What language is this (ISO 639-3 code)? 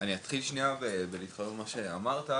heb